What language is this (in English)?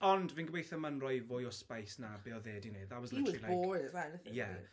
Welsh